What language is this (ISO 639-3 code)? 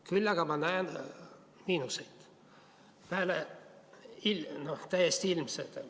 est